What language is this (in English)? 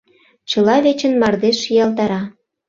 Mari